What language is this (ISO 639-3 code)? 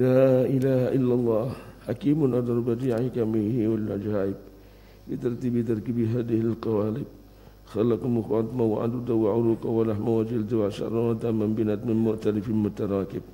ara